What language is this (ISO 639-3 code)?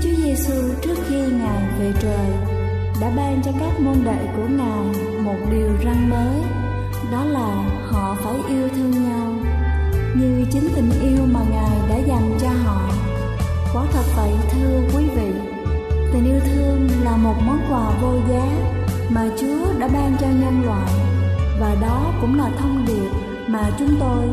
vie